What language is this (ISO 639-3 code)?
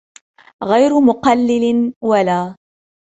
ara